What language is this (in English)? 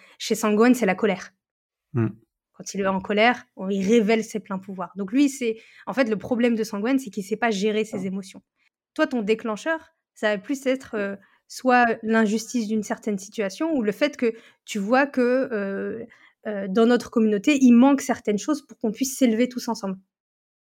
French